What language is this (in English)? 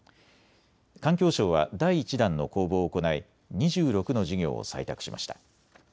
Japanese